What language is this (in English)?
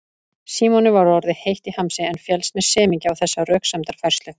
Icelandic